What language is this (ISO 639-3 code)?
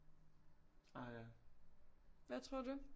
dan